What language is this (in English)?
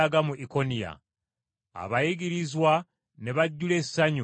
Ganda